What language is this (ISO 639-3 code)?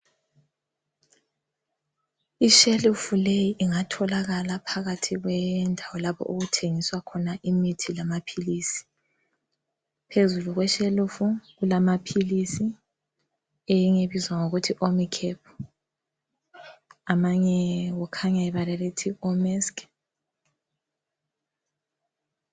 nde